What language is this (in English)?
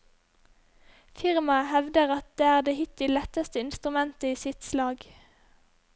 Norwegian